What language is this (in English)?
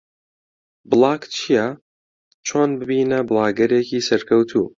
Central Kurdish